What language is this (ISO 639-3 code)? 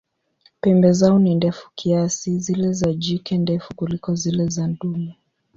swa